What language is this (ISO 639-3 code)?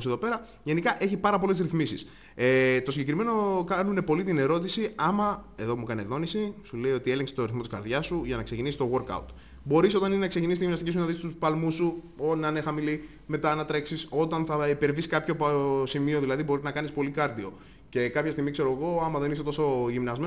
ell